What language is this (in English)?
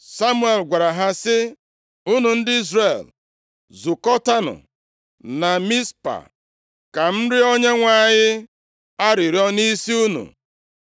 Igbo